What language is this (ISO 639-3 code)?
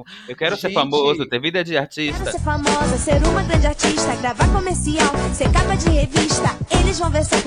por